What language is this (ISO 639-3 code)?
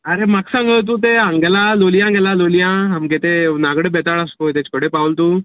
kok